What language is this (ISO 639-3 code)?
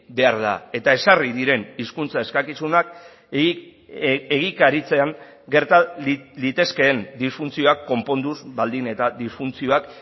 eus